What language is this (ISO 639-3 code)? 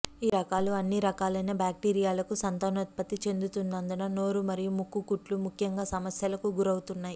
tel